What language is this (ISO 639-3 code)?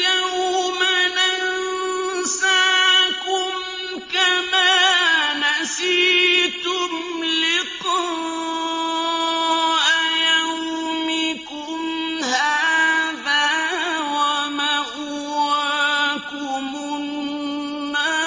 ara